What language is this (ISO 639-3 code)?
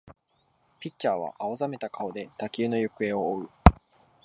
jpn